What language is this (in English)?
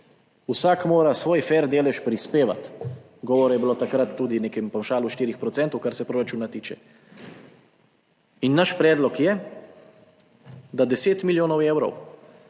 Slovenian